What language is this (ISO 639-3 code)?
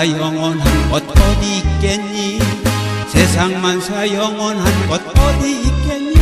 tha